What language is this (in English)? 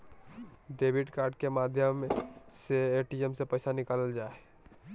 Magahi